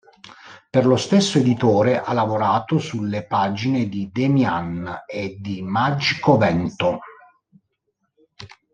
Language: Italian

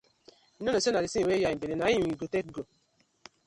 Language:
Nigerian Pidgin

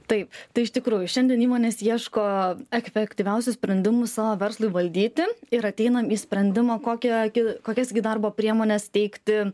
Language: Lithuanian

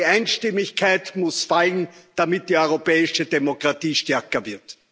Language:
German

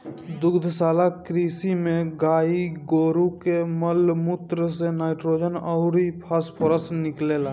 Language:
Bhojpuri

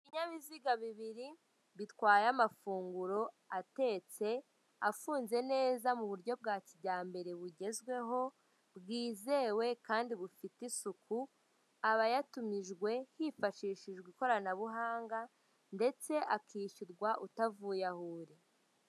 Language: Kinyarwanda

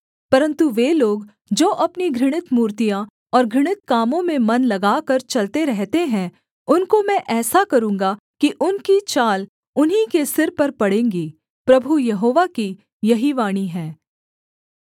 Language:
Hindi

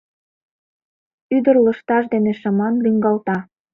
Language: Mari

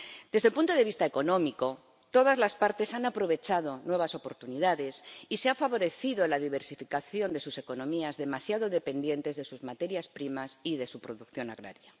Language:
Spanish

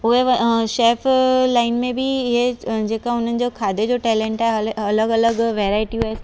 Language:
Sindhi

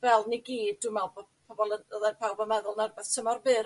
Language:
Welsh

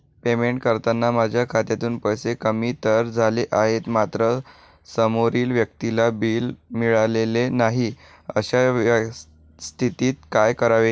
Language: Marathi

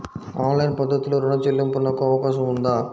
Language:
Telugu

